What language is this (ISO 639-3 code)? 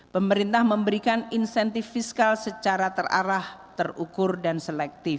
ind